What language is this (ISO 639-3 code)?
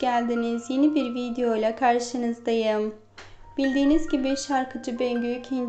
tur